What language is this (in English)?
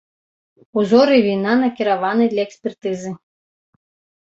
Belarusian